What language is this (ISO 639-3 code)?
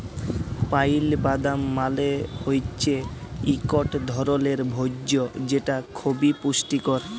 ben